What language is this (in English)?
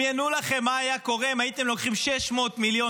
Hebrew